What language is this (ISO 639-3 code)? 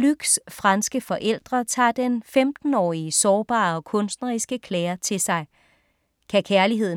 dan